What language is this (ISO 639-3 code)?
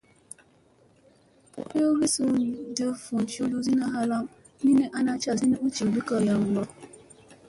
mse